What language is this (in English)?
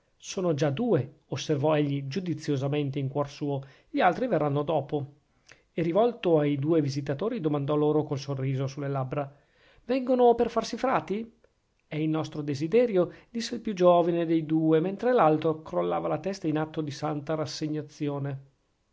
Italian